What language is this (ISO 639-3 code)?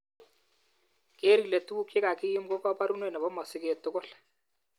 kln